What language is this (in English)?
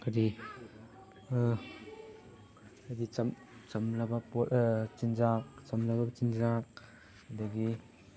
Manipuri